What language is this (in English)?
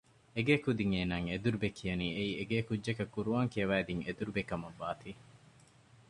Divehi